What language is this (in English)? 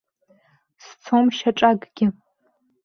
Abkhazian